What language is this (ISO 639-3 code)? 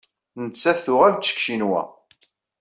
kab